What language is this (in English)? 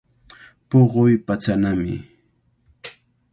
Cajatambo North Lima Quechua